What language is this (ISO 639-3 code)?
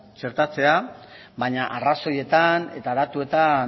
eus